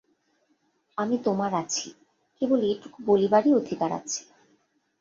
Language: Bangla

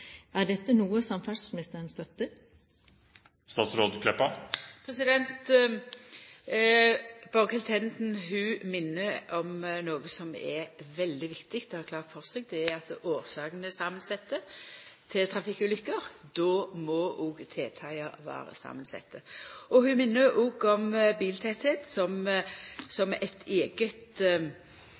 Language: Norwegian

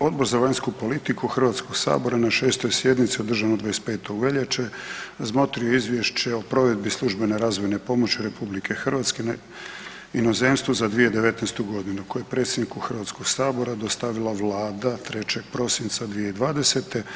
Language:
Croatian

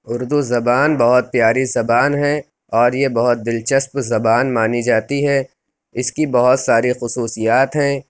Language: Urdu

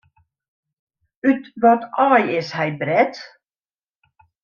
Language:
Western Frisian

